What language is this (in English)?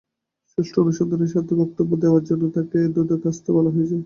Bangla